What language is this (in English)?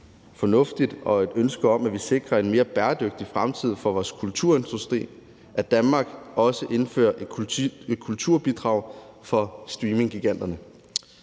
Danish